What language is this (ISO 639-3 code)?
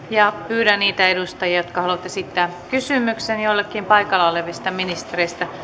fin